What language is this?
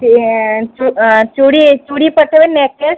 Odia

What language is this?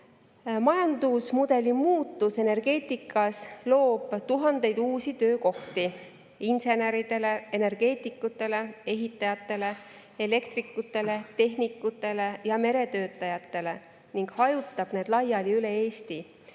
Estonian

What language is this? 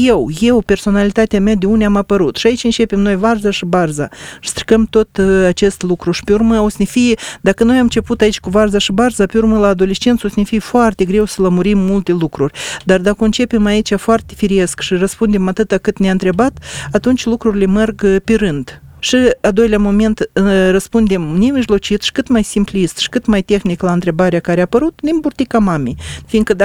Romanian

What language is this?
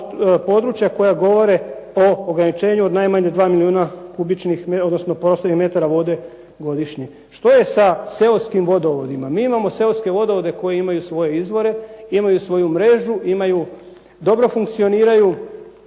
Croatian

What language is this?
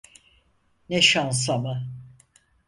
Turkish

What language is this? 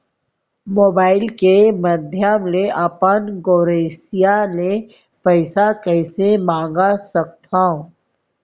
Chhattisgarhi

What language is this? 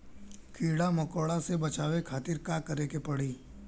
Bhojpuri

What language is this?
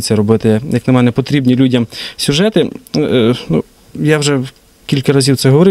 Ukrainian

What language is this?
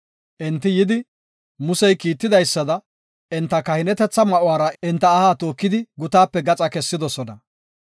Gofa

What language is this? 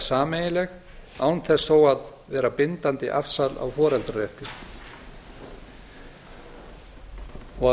Icelandic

